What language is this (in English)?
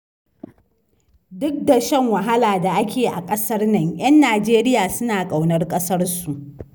Hausa